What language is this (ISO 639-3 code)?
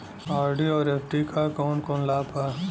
bho